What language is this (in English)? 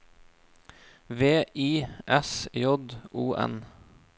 Norwegian